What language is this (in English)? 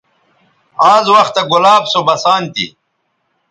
Bateri